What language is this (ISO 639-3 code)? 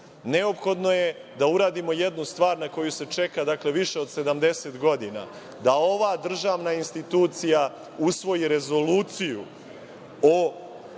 srp